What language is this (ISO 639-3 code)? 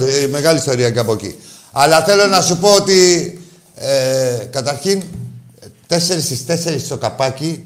ell